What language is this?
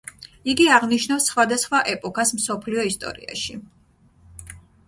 Georgian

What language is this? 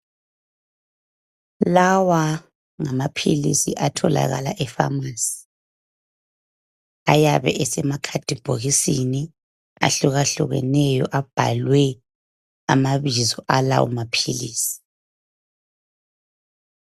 North Ndebele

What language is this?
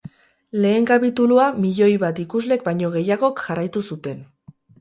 Basque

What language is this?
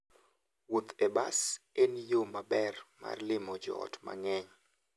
Luo (Kenya and Tanzania)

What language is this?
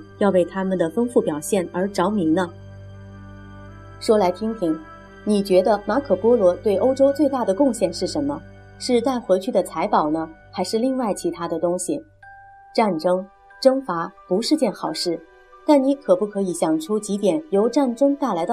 Chinese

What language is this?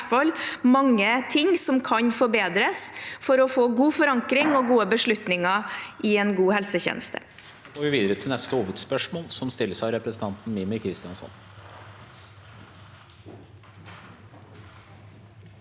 Norwegian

